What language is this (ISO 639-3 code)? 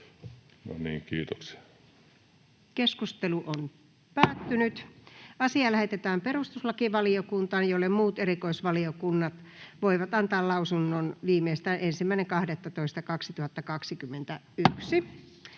fin